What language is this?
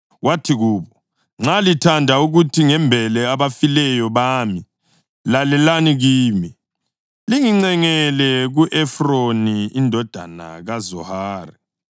North Ndebele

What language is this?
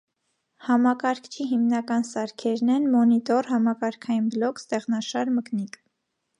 Armenian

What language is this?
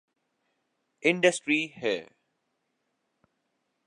Urdu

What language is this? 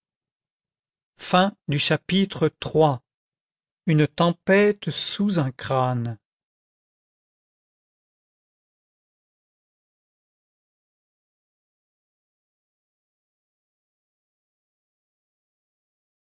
French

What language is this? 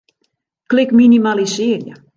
Western Frisian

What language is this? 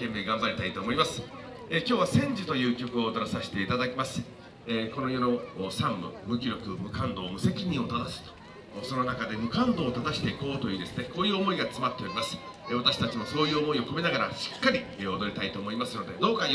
Japanese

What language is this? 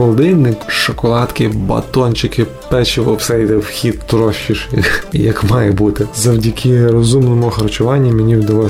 Ukrainian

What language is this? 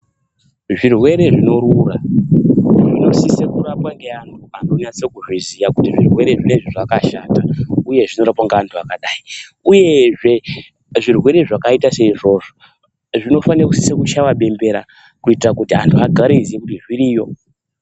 Ndau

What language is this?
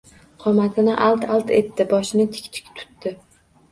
Uzbek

